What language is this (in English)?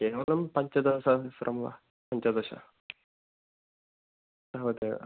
Sanskrit